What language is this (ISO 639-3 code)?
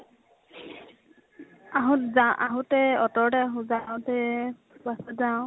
asm